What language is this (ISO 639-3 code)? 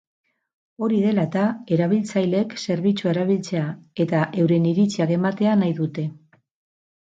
eus